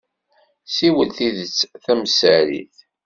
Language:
Kabyle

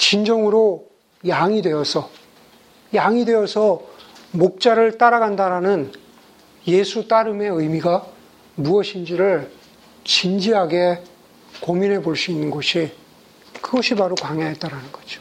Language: Korean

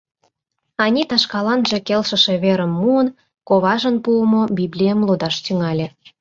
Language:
Mari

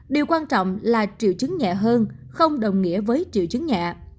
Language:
Vietnamese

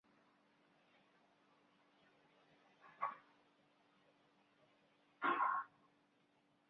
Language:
Chinese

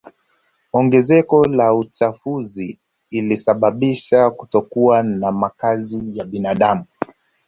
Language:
Swahili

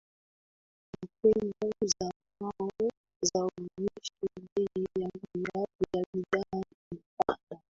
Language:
Swahili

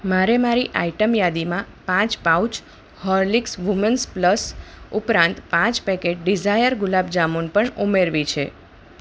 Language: Gujarati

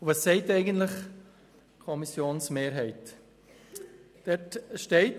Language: Swiss German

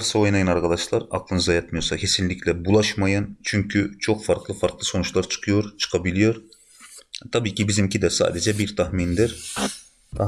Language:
Turkish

